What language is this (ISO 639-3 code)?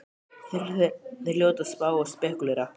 isl